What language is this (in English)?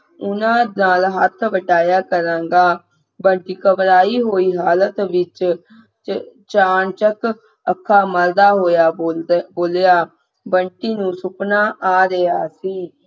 Punjabi